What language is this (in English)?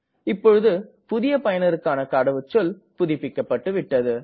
Tamil